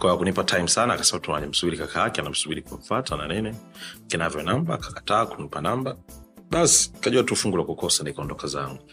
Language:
Swahili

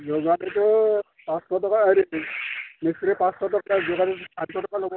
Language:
Assamese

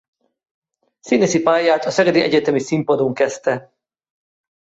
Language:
Hungarian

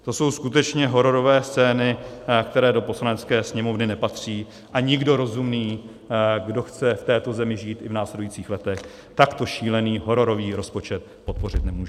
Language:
Czech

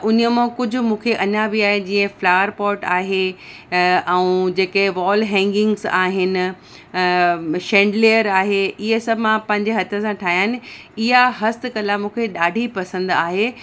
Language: Sindhi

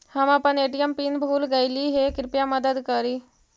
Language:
Magahi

